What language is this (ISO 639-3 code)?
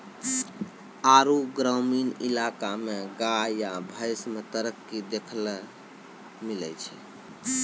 mai